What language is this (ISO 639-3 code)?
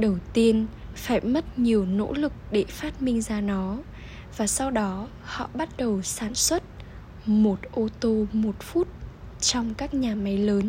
vie